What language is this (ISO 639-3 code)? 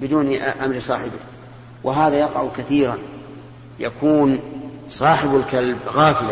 ara